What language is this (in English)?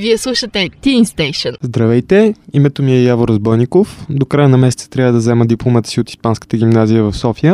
Bulgarian